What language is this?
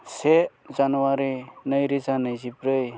Bodo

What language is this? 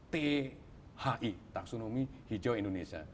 Indonesian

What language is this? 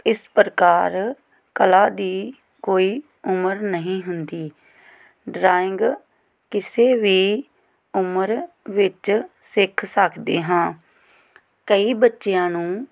Punjabi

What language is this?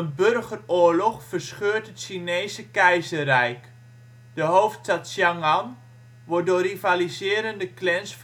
Dutch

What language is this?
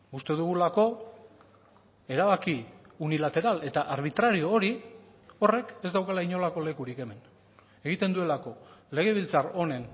Basque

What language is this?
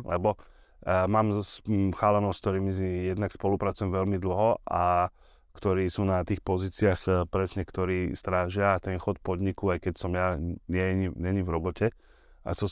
Slovak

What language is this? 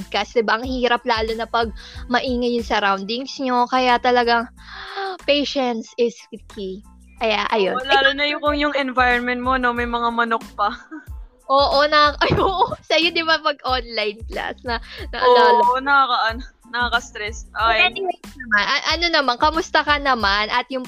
Filipino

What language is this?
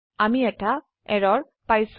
Assamese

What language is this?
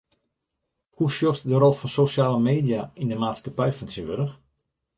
Western Frisian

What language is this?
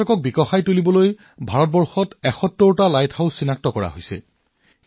Assamese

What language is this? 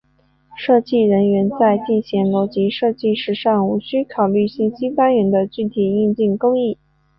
Chinese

